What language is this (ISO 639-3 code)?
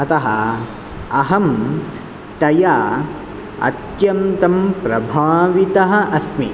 san